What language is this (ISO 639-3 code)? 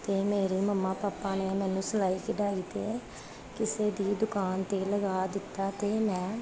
pan